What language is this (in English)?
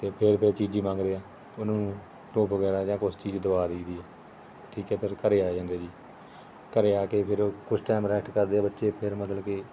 Punjabi